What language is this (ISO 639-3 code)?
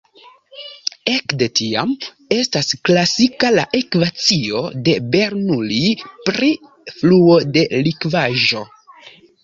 epo